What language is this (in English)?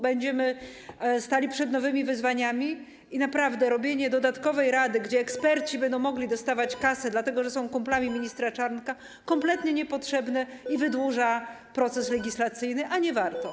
Polish